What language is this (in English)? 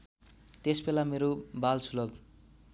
Nepali